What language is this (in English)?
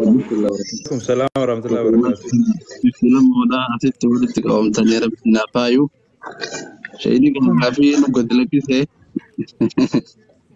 Arabic